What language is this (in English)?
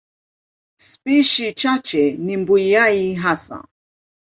Swahili